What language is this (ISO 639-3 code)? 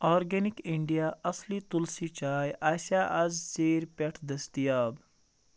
kas